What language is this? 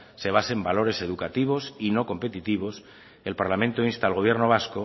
Spanish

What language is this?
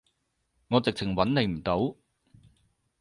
Cantonese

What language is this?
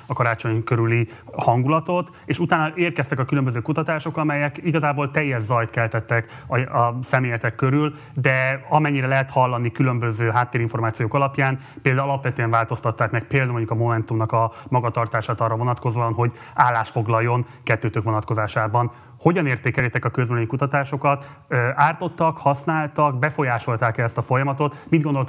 Hungarian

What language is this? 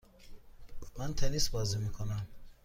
Persian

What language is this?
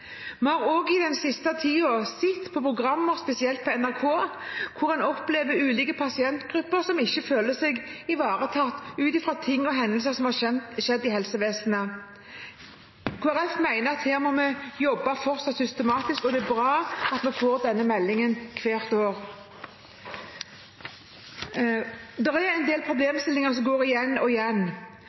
Norwegian Bokmål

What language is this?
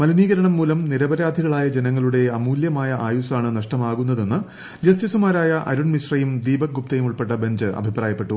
Malayalam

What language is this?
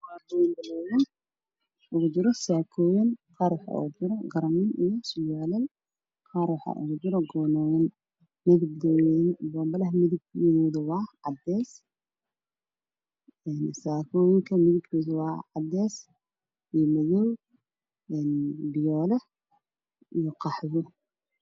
Somali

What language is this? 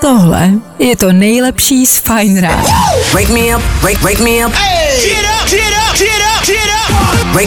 Czech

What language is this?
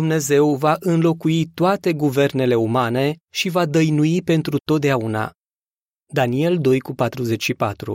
Romanian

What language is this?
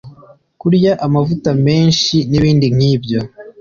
Kinyarwanda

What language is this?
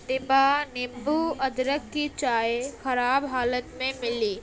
Urdu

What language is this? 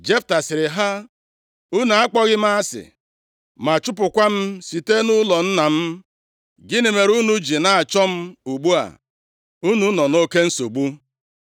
Igbo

